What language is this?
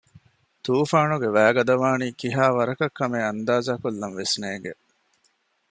Divehi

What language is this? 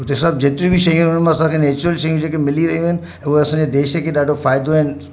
Sindhi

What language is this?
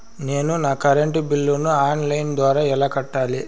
Telugu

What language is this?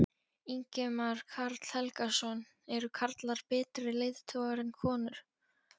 Icelandic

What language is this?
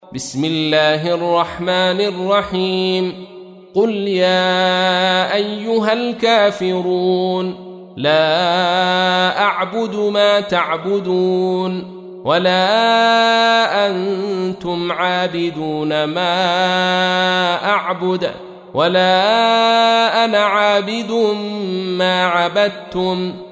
Arabic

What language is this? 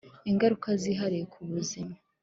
Kinyarwanda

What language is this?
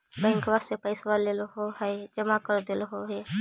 Magahi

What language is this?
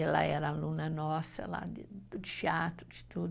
Portuguese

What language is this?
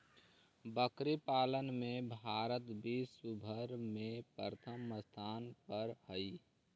Magahi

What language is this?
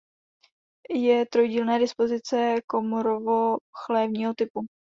Czech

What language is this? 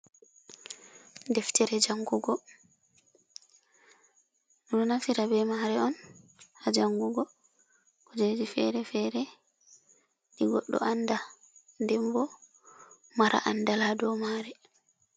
Fula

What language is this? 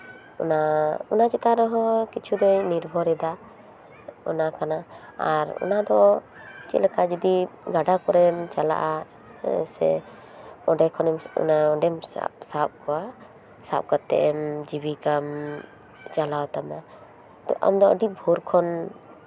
Santali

